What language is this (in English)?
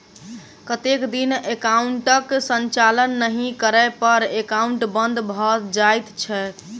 Maithili